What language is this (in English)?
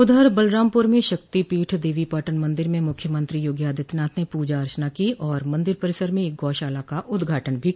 Hindi